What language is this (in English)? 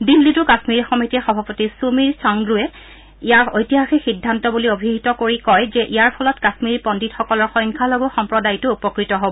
Assamese